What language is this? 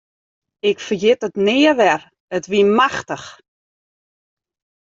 Western Frisian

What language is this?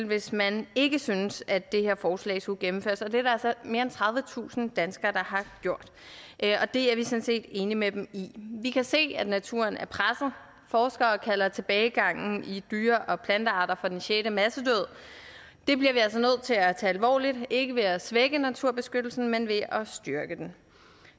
Danish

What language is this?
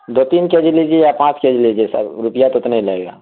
Urdu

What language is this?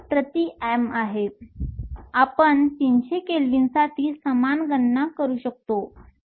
Marathi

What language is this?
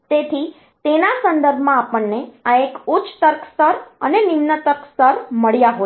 Gujarati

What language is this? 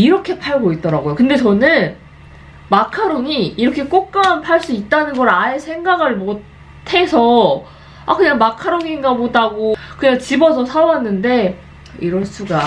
Korean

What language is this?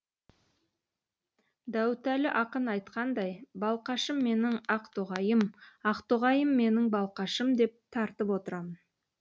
Kazakh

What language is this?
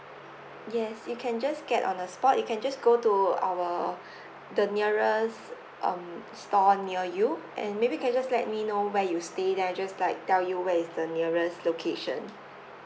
English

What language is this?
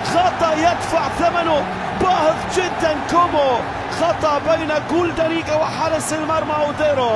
Arabic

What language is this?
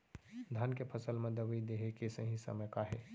Chhattisgarhi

